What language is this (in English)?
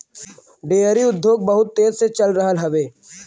Bhojpuri